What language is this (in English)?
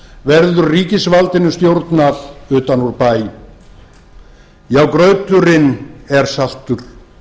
Icelandic